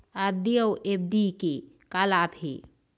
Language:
Chhattisgarhi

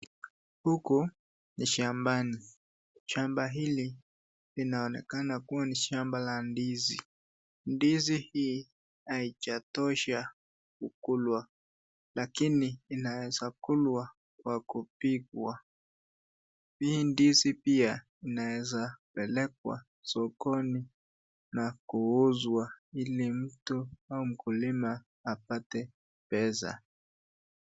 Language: Swahili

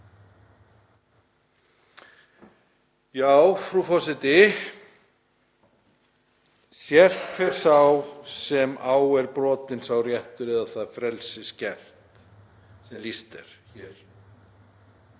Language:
Icelandic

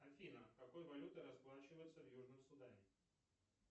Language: Russian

